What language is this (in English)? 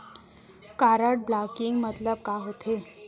Chhattisgarhi